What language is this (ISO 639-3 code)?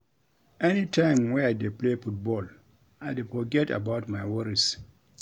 pcm